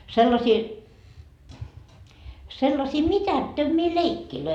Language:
Finnish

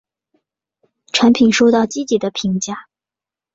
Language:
Chinese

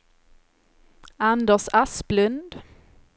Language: Swedish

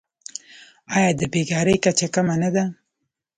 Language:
Pashto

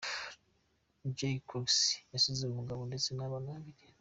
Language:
Kinyarwanda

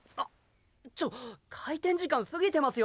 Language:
Japanese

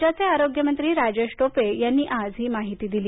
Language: Marathi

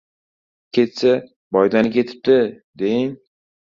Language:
Uzbek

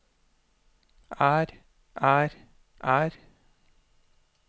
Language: Norwegian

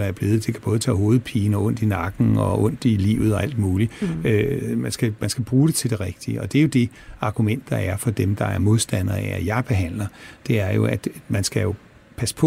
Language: Danish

